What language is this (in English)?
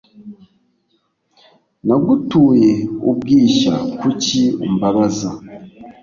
Kinyarwanda